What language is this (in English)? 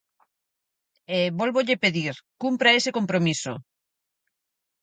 Galician